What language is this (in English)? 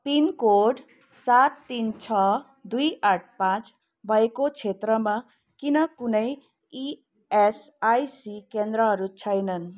Nepali